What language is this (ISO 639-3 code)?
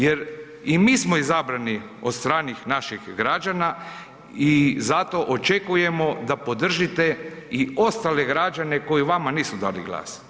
hrv